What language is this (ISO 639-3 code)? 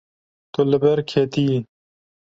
kur